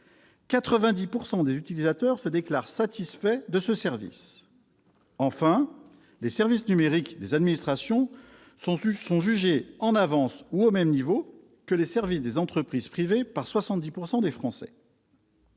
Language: French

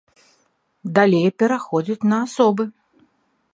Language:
Belarusian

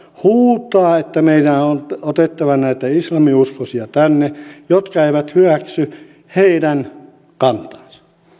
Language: Finnish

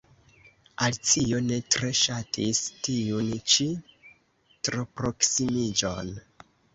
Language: Esperanto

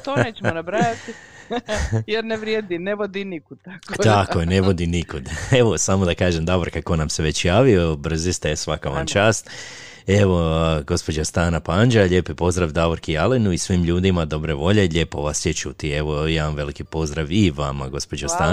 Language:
Croatian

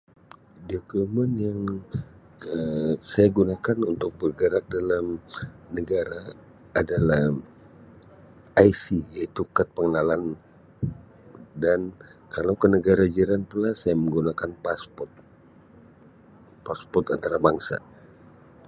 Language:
Sabah Malay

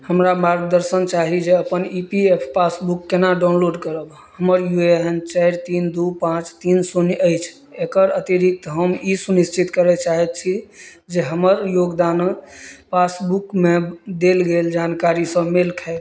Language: Maithili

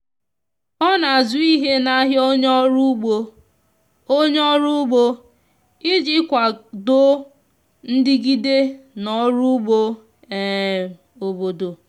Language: Igbo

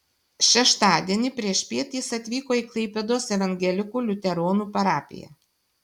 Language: Lithuanian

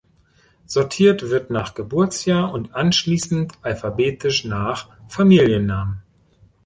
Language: German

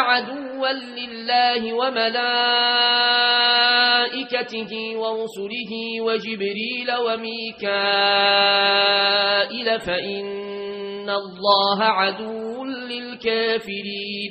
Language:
Arabic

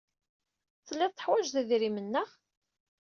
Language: Kabyle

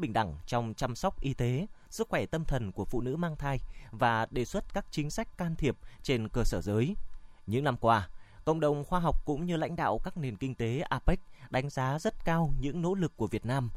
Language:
Vietnamese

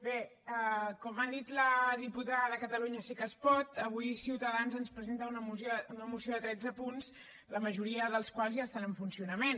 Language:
Catalan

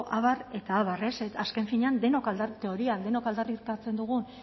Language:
Basque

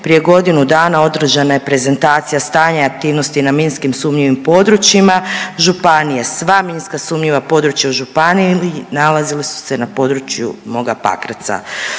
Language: Croatian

